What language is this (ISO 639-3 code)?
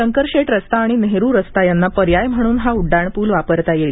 mar